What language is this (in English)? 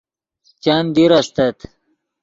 Yidgha